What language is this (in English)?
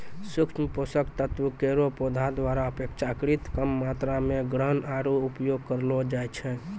Maithili